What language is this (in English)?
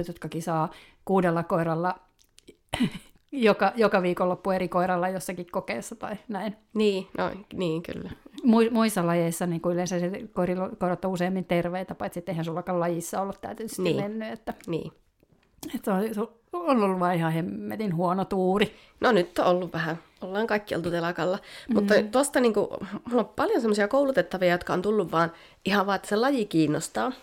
Finnish